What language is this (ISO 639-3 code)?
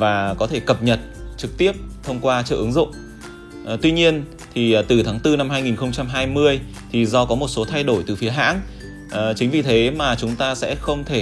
vie